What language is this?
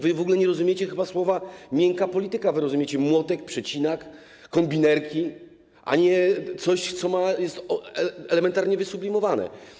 Polish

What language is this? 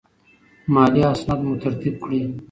Pashto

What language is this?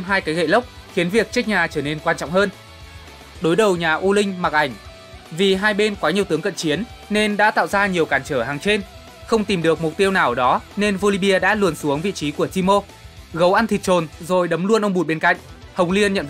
Vietnamese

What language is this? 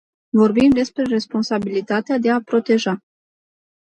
Romanian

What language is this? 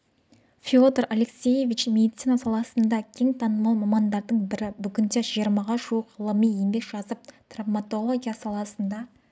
Kazakh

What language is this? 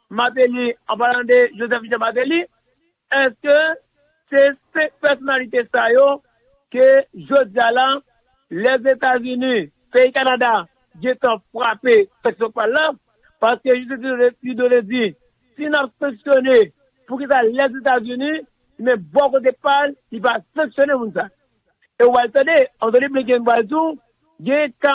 French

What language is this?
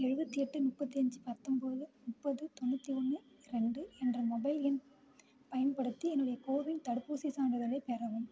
Tamil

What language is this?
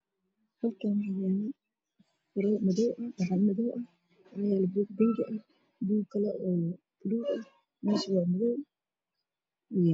Somali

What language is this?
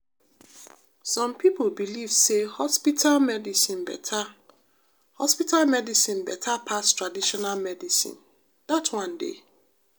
Nigerian Pidgin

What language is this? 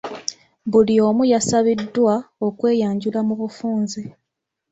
Ganda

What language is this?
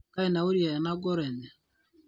Masai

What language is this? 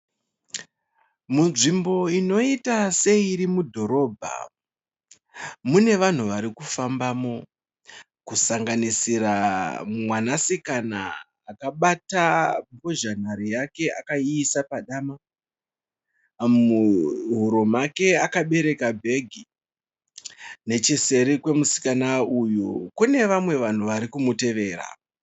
Shona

